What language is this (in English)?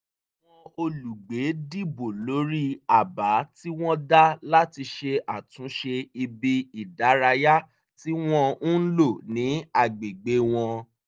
Yoruba